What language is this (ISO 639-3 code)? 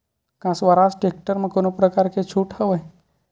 hne